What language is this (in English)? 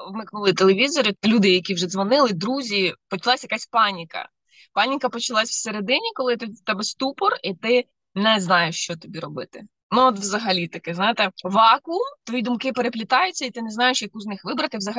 Ukrainian